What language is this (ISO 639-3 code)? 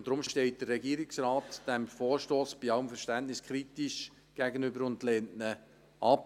gsw